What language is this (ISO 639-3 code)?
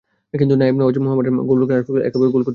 ben